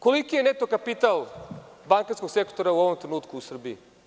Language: Serbian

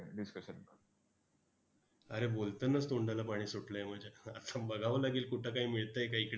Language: Marathi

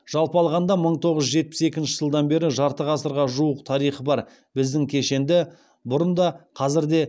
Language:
Kazakh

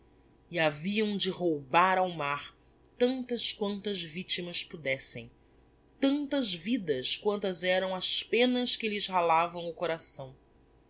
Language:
Portuguese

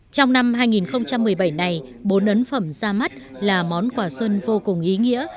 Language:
Vietnamese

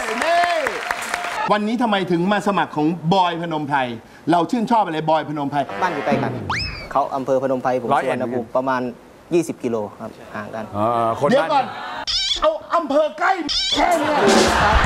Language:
Thai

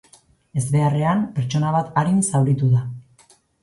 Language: Basque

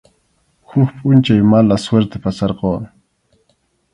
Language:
Arequipa-La Unión Quechua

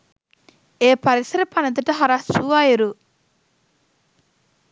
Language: Sinhala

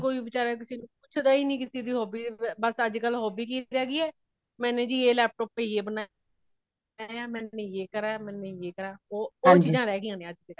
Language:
Punjabi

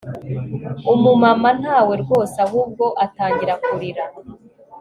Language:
Kinyarwanda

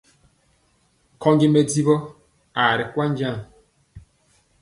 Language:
Mpiemo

